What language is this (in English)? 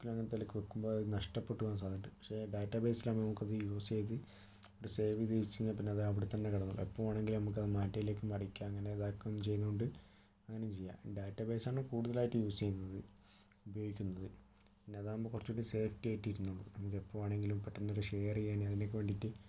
Malayalam